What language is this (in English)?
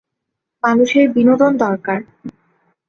Bangla